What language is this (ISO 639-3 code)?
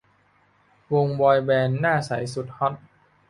tha